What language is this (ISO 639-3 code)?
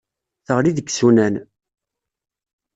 kab